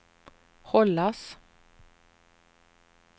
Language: Swedish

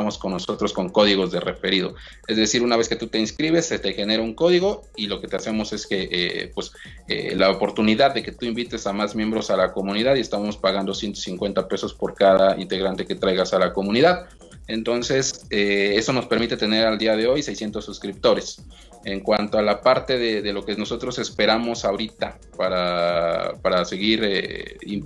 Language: Spanish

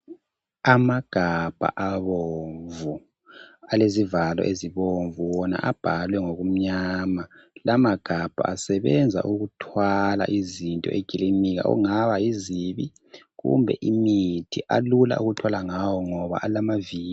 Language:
North Ndebele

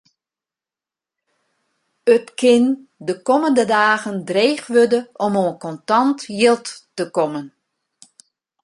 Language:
Western Frisian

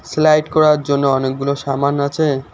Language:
Bangla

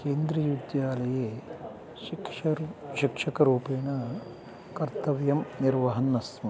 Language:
Sanskrit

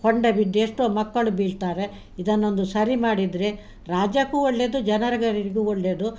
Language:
Kannada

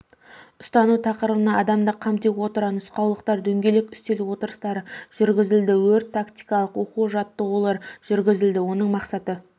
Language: Kazakh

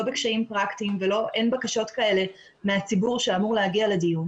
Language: Hebrew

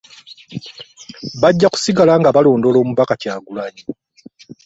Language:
Ganda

